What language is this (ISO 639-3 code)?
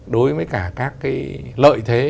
vie